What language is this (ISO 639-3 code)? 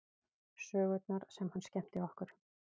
isl